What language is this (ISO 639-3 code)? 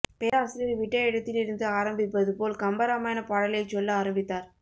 tam